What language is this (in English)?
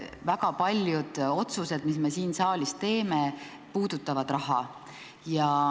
Estonian